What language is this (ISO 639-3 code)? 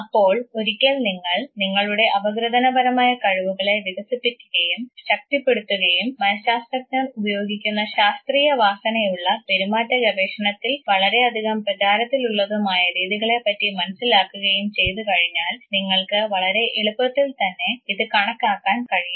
mal